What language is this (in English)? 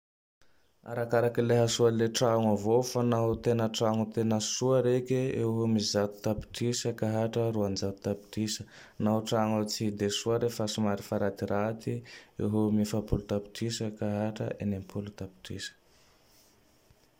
Tandroy-Mahafaly Malagasy